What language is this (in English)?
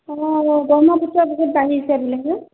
Assamese